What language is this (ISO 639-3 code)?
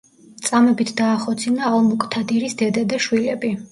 kat